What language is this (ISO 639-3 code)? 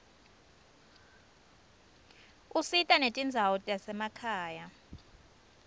ssw